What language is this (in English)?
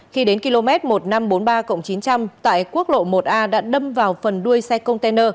Vietnamese